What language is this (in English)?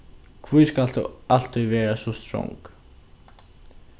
Faroese